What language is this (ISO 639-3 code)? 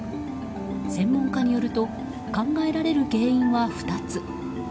jpn